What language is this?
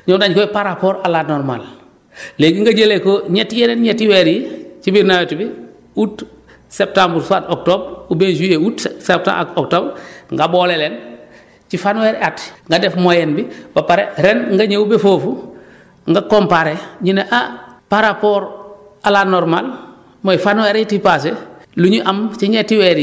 Wolof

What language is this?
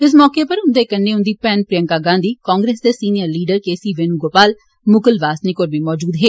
Dogri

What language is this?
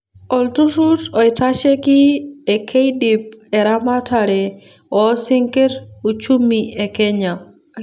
Masai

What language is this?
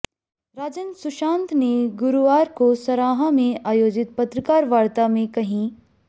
Hindi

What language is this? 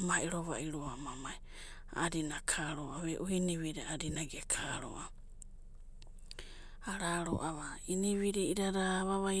Abadi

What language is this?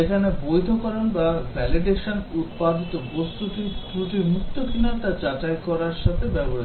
Bangla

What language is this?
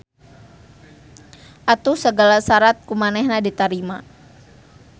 Sundanese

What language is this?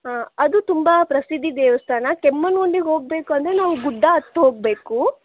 Kannada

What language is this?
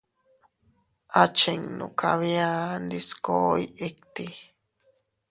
Teutila Cuicatec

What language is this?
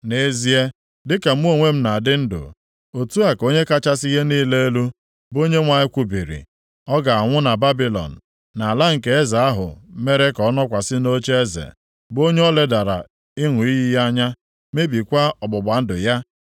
Igbo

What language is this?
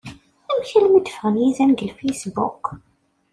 Kabyle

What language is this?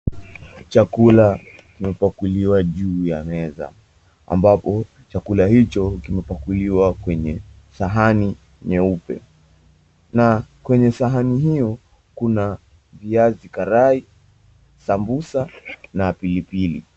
Swahili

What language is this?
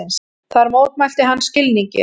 Icelandic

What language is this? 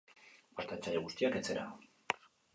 Basque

